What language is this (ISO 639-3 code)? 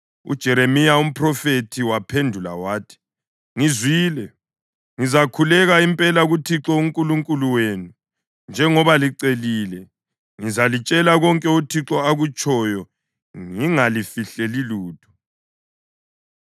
nde